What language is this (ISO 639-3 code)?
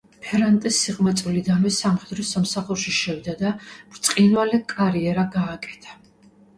kat